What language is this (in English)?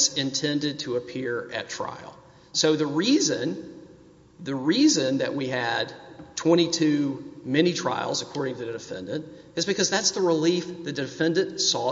English